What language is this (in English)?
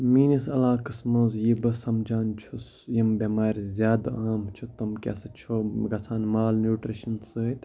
Kashmiri